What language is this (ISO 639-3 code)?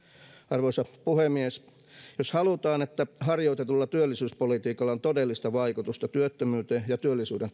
fin